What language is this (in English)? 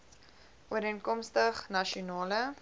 Afrikaans